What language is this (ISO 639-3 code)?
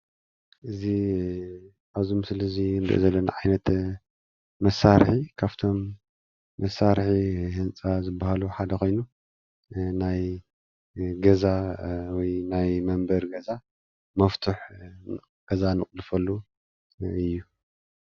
tir